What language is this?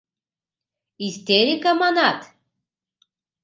Mari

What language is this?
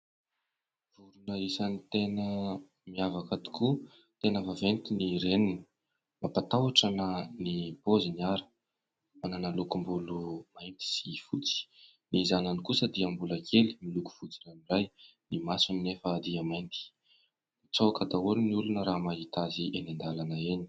Malagasy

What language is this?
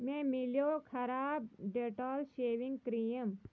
Kashmiri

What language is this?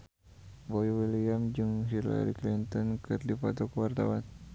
Sundanese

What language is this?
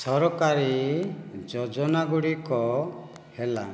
Odia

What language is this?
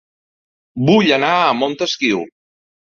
Catalan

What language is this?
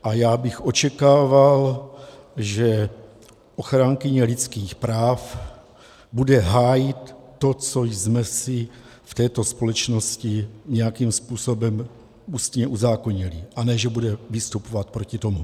Czech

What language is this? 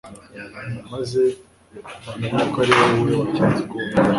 Kinyarwanda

